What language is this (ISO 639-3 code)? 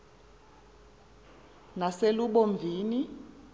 xho